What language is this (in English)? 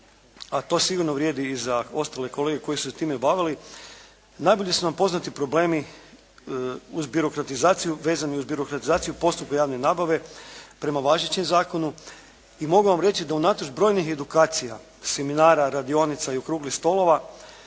Croatian